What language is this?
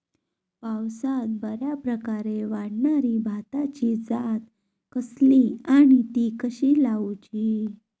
Marathi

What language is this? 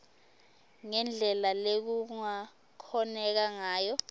Swati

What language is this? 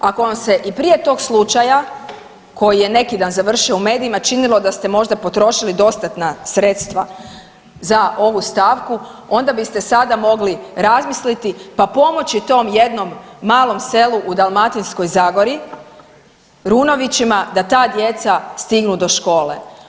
Croatian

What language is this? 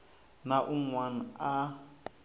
Tsonga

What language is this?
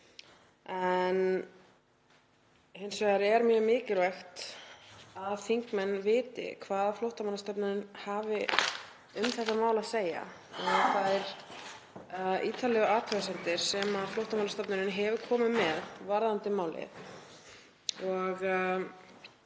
Icelandic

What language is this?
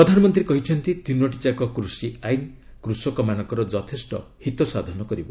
Odia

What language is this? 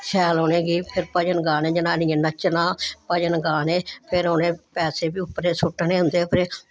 Dogri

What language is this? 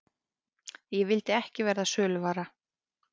Icelandic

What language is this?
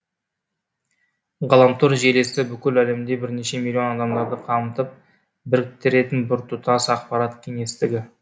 Kazakh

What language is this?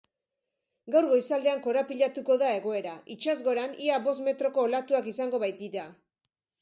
Basque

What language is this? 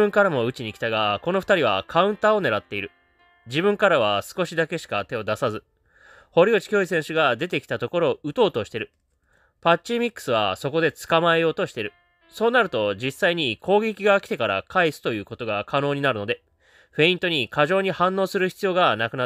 Japanese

